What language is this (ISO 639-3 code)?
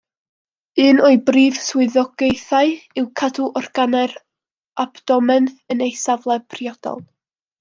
cym